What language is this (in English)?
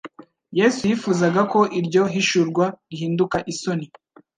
Kinyarwanda